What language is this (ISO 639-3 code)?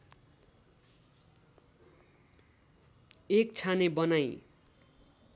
nep